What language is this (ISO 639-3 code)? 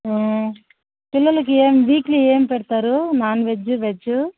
tel